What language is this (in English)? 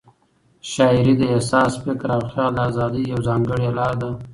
Pashto